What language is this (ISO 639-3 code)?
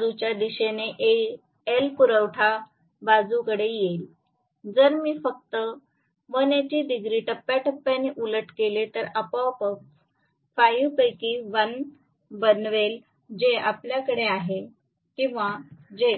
mar